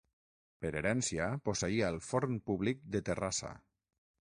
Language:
Catalan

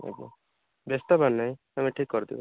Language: Odia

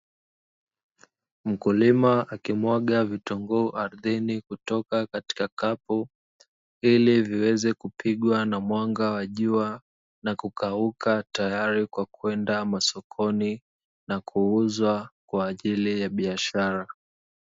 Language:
Swahili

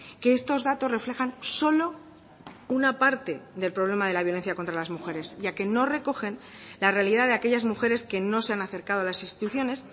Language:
Spanish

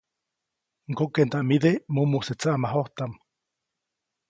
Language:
Copainalá Zoque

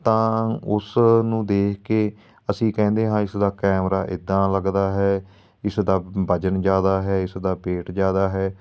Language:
Punjabi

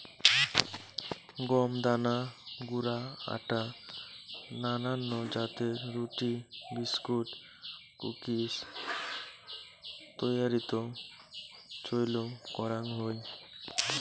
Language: Bangla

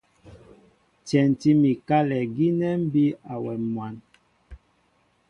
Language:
Mbo (Cameroon)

